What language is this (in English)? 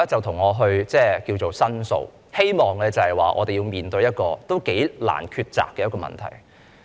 Cantonese